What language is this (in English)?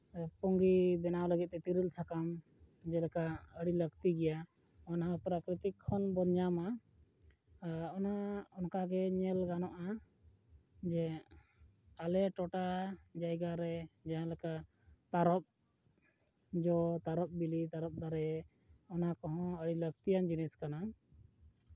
Santali